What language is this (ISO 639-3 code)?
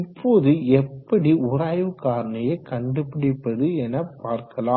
tam